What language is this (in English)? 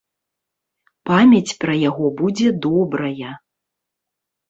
Belarusian